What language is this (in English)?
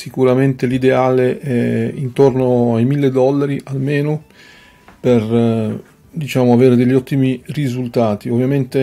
Italian